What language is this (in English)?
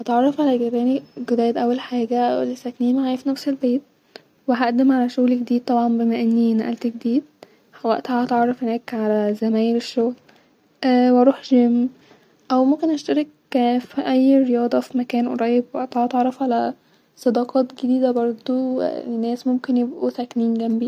Egyptian Arabic